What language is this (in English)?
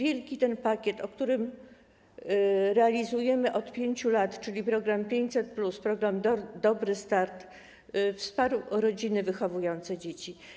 Polish